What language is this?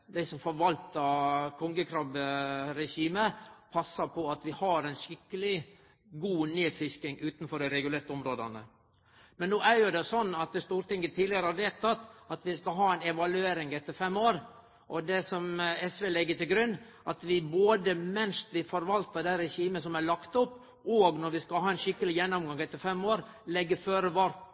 Norwegian Nynorsk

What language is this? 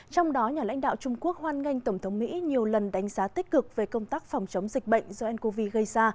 Vietnamese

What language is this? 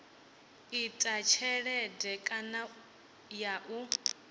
Venda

